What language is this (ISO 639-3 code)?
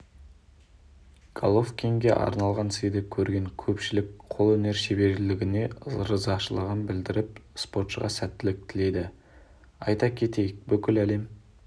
kaz